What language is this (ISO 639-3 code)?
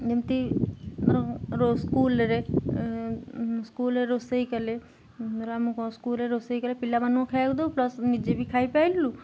ori